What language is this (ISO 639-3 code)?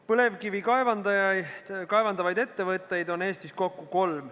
est